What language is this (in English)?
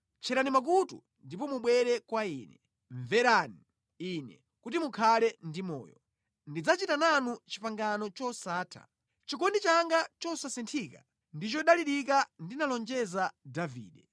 Nyanja